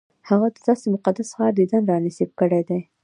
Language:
Pashto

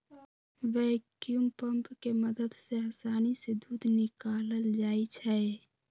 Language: Magahi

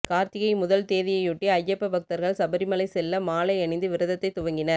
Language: Tamil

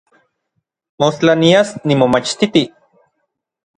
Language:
Orizaba Nahuatl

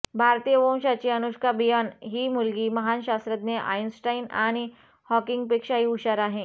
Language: Marathi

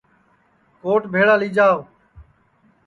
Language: Sansi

